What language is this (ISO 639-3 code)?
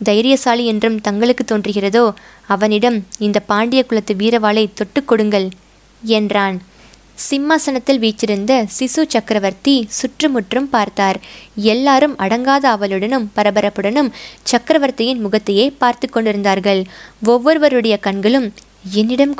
tam